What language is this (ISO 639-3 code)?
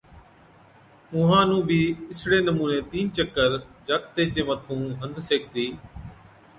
odk